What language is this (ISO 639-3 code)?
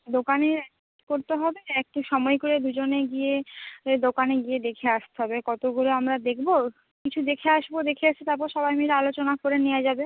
ben